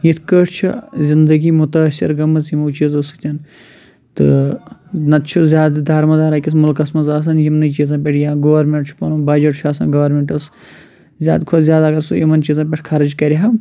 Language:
Kashmiri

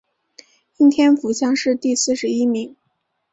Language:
Chinese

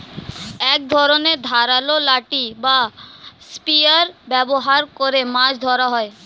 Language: Bangla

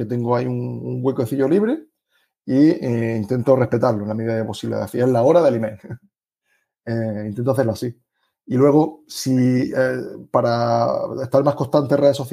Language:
Spanish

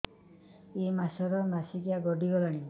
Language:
Odia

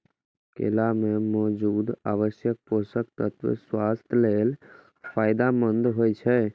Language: Maithili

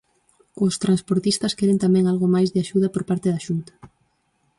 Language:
Galician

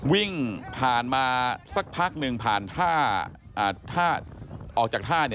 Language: Thai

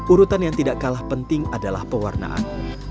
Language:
Indonesian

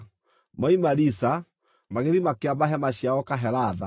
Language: Kikuyu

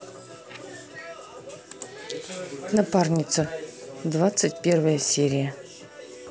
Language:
Russian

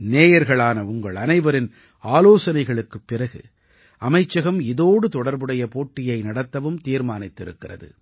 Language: Tamil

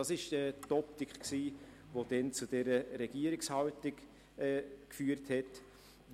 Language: Swiss German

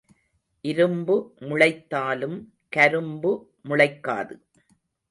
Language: Tamil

